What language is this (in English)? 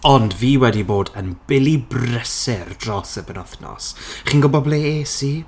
Welsh